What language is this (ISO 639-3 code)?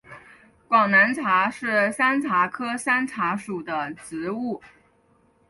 zho